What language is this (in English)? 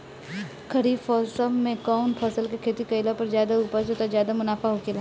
Bhojpuri